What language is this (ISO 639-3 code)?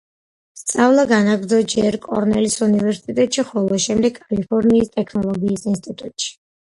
kat